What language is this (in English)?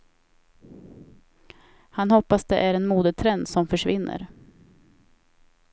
Swedish